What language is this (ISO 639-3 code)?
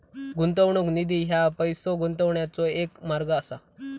mar